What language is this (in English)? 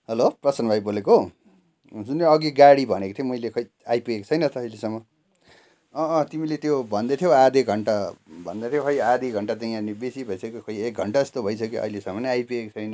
Nepali